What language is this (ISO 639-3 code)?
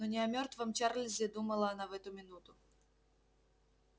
rus